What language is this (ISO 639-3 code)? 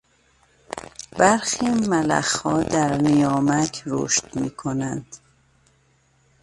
fas